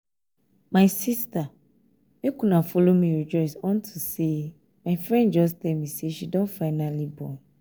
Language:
Nigerian Pidgin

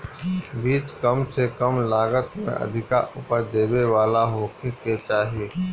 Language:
Bhojpuri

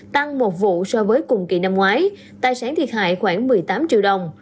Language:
Vietnamese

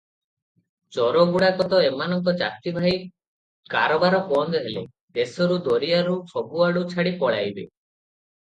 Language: Odia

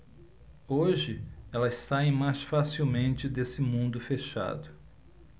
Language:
Portuguese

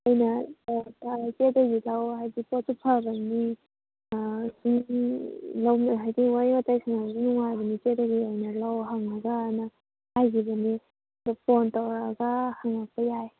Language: Manipuri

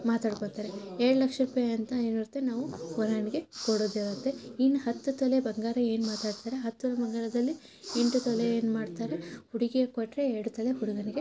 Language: Kannada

